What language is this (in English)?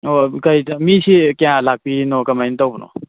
Manipuri